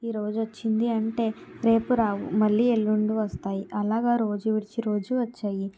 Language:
Telugu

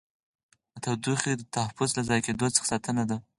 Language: Pashto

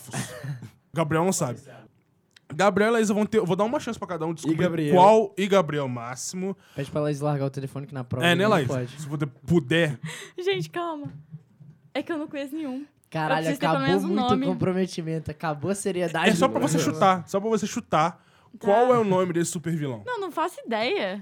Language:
Portuguese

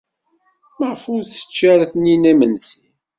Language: Kabyle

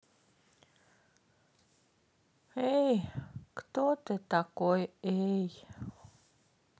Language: Russian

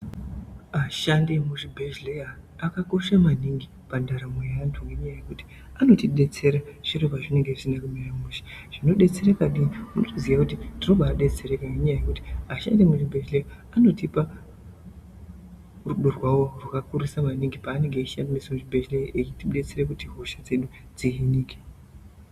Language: Ndau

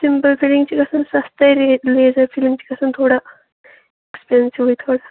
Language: Kashmiri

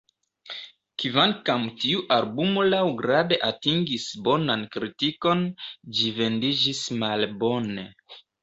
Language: Esperanto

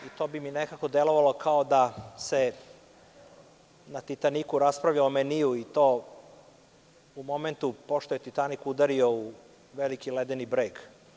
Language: Serbian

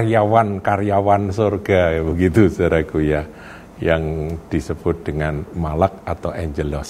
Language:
Indonesian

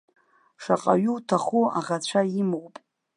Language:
Abkhazian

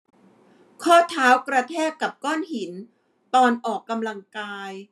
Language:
Thai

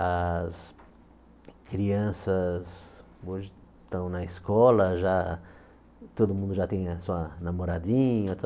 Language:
Portuguese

